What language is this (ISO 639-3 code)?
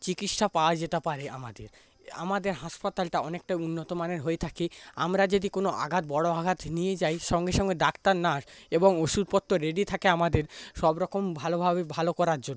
ben